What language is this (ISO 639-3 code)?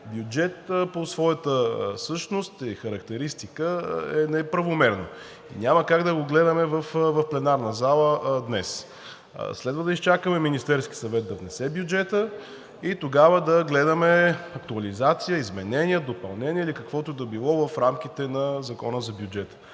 bul